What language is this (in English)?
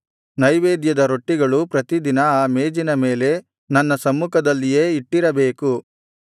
Kannada